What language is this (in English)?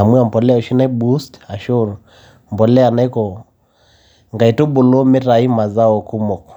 Masai